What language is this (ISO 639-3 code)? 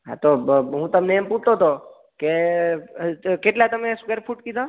guj